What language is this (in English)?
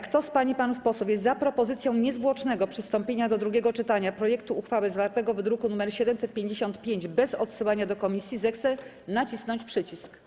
Polish